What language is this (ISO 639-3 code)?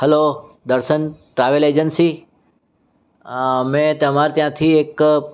guj